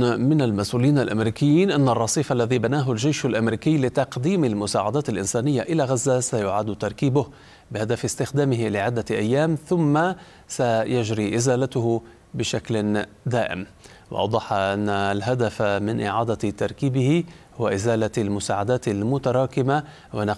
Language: Arabic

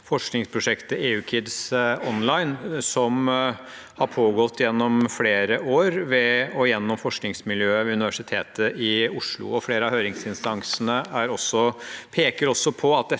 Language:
Norwegian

